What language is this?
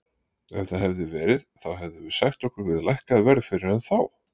Icelandic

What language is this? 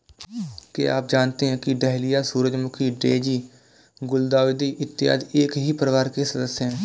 Hindi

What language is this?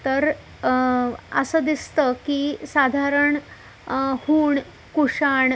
Marathi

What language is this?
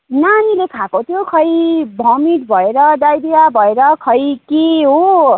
Nepali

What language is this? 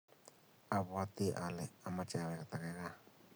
Kalenjin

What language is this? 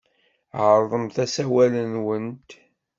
Kabyle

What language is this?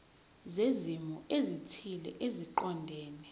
Zulu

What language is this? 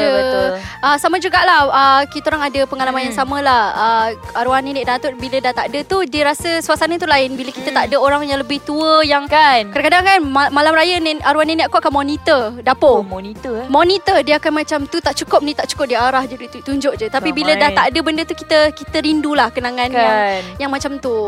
Malay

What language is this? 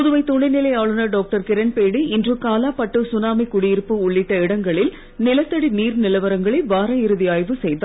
Tamil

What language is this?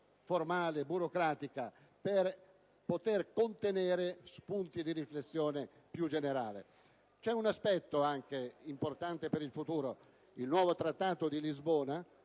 Italian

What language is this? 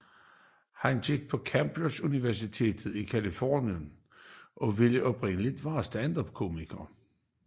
Danish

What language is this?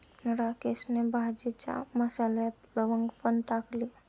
Marathi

